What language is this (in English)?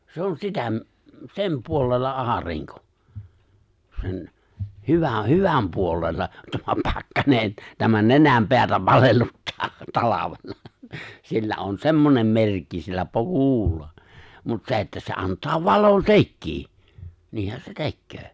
Finnish